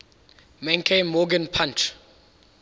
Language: English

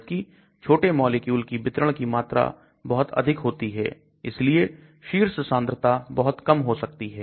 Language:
Hindi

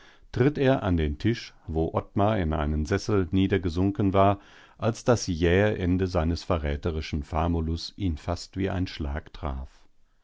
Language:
German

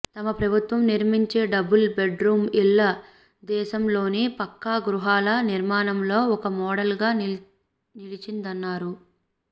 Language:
Telugu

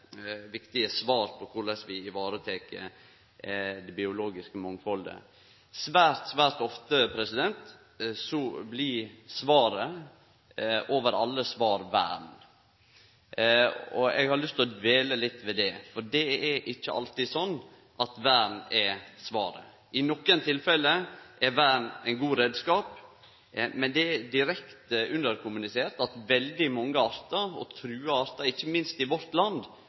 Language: Norwegian Nynorsk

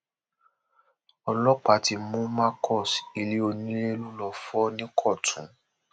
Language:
Yoruba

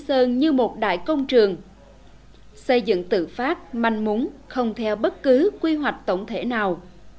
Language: Vietnamese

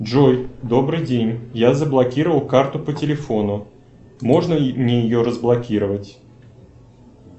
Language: Russian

